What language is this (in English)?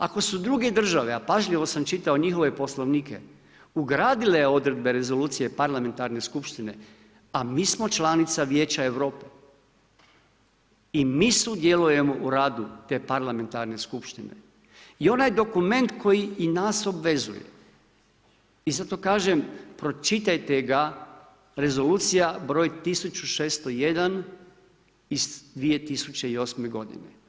Croatian